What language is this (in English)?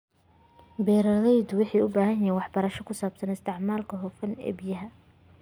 Somali